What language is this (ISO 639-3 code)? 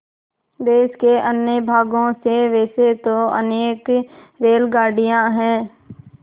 hin